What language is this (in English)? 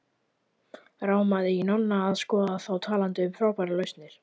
Icelandic